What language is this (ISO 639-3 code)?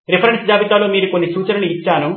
tel